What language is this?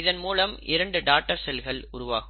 Tamil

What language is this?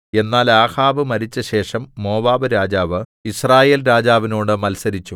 Malayalam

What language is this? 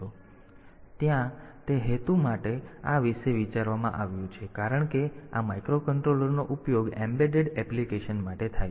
Gujarati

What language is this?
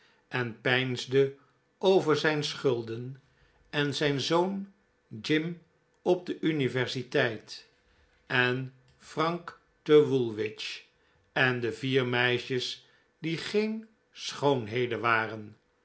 Dutch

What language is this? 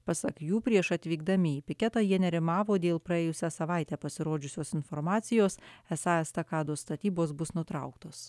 Lithuanian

